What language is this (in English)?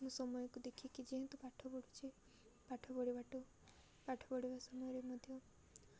Odia